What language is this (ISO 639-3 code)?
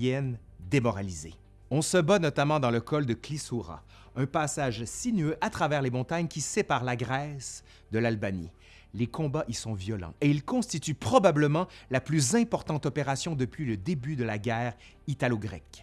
fra